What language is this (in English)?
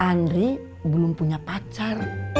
Indonesian